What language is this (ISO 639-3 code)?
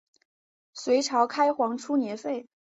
zho